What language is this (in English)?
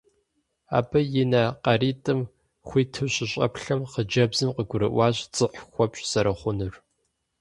Kabardian